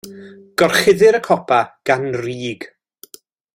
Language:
Welsh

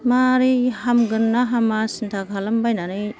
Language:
Bodo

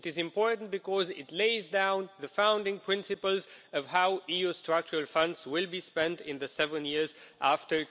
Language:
English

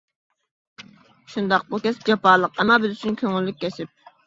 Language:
Uyghur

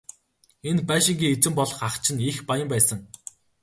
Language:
Mongolian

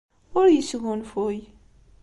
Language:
Kabyle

